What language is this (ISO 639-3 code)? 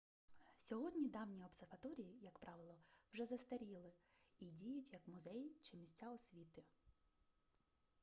ukr